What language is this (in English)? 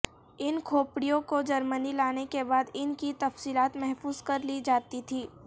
Urdu